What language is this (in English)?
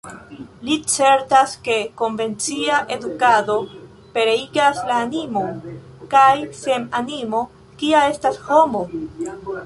Esperanto